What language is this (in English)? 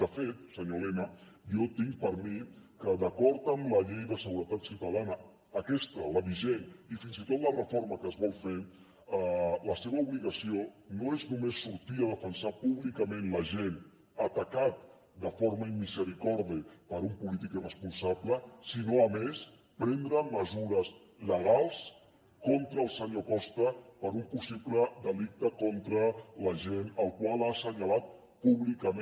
Catalan